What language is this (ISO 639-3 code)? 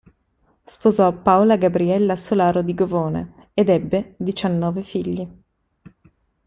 ita